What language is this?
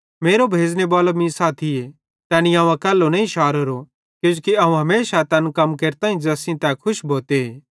Bhadrawahi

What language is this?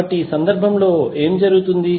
Telugu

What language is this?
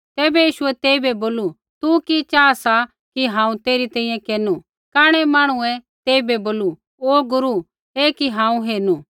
Kullu Pahari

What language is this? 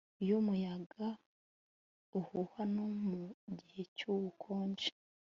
Kinyarwanda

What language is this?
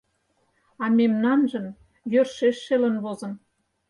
Mari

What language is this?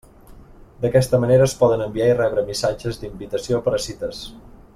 Catalan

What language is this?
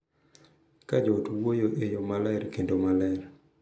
Luo (Kenya and Tanzania)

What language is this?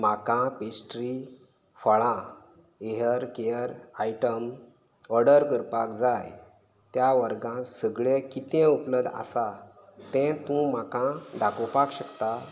Konkani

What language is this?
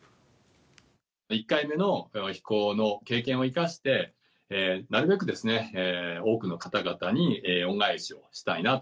Japanese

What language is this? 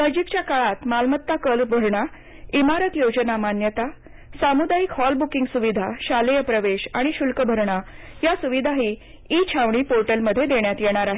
Marathi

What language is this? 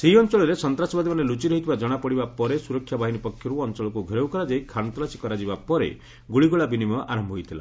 Odia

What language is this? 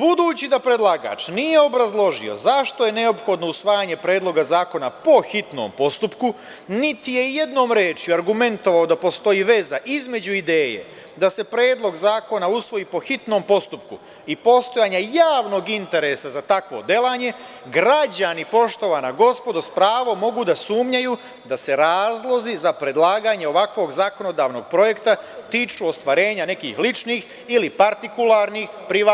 Serbian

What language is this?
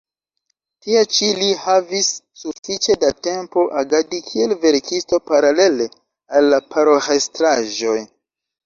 Esperanto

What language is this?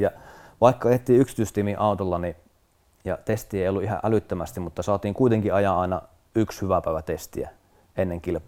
Finnish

